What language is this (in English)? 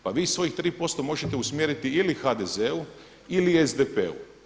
Croatian